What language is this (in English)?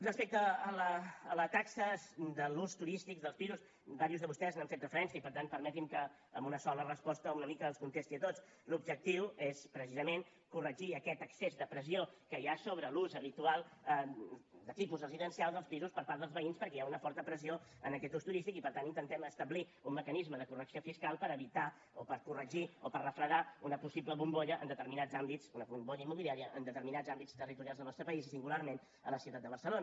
Catalan